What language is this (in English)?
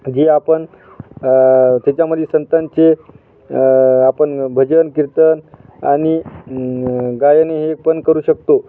Marathi